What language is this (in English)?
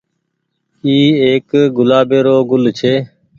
Goaria